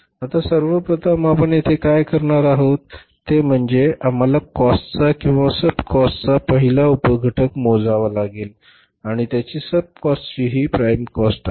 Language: Marathi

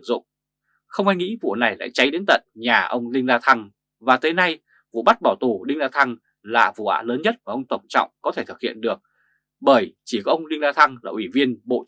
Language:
Vietnamese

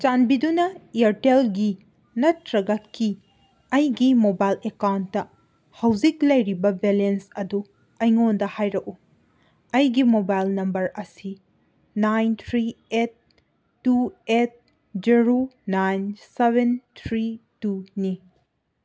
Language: Manipuri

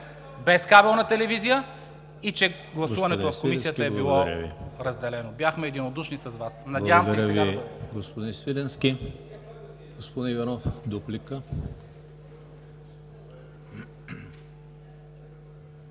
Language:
Bulgarian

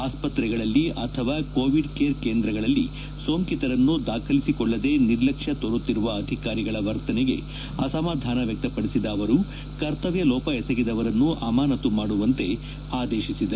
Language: Kannada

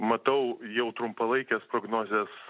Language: Lithuanian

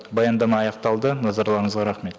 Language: Kazakh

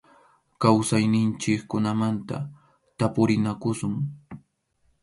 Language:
Arequipa-La Unión Quechua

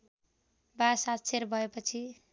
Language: Nepali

